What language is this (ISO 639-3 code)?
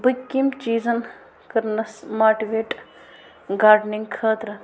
kas